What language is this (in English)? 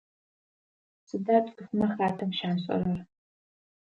Adyghe